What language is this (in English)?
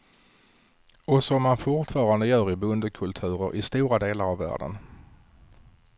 Swedish